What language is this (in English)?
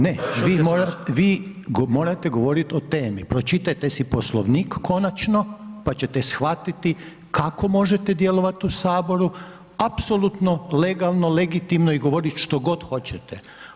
Croatian